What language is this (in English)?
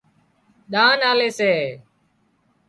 Wadiyara Koli